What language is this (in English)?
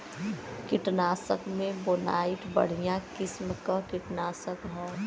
Bhojpuri